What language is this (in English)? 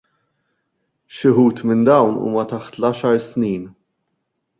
Maltese